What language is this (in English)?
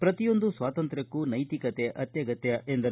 Kannada